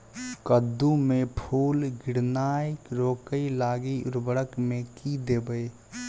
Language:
Maithili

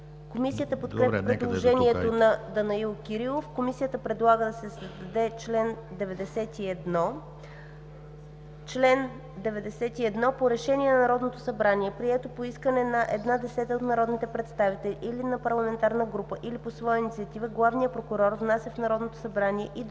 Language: Bulgarian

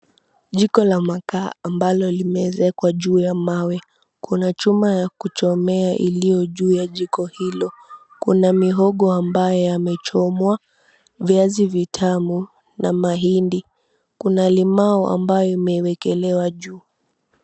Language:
Swahili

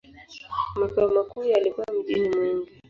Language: Swahili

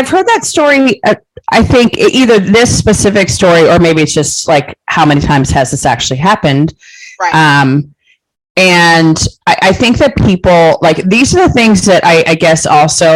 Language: English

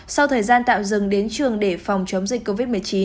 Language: Vietnamese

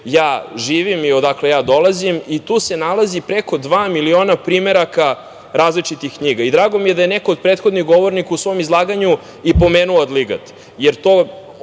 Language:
Serbian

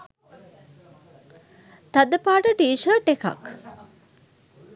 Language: Sinhala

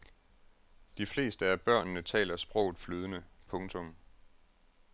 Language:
Danish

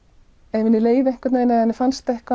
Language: Icelandic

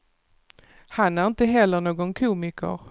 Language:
Swedish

